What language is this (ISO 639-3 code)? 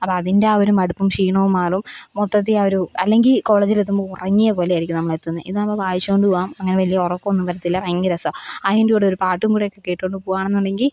mal